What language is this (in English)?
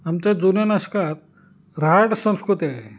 Marathi